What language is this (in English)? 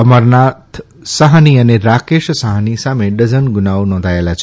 Gujarati